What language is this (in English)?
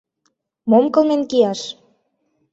Mari